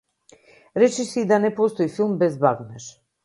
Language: Macedonian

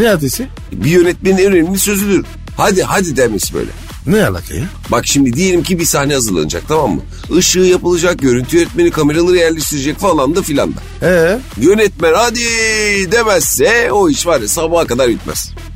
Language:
Turkish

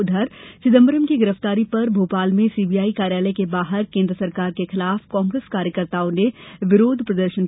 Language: Hindi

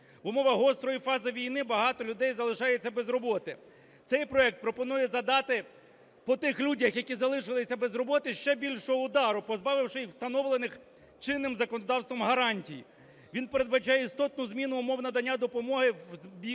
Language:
Ukrainian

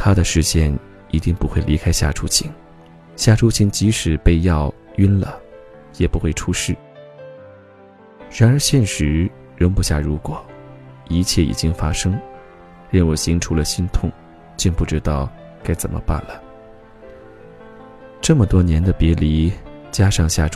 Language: Chinese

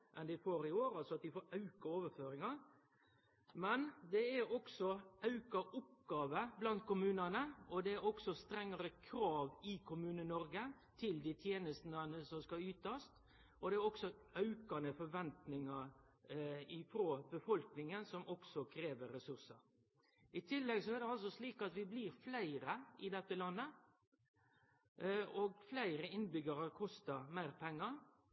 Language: Norwegian Nynorsk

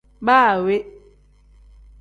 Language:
Tem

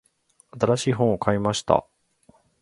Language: Japanese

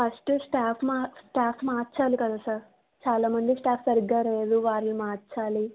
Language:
Telugu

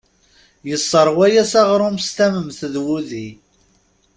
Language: Kabyle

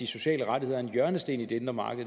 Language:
Danish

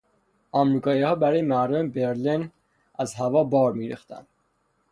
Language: Persian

